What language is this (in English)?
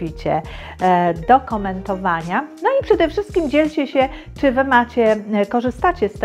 Polish